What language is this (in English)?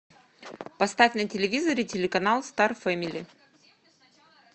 Russian